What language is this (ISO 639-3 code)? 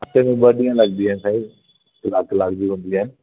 snd